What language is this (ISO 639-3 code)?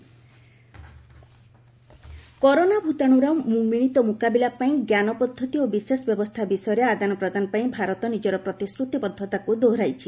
ori